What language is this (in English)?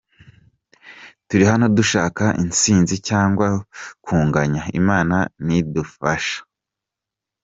Kinyarwanda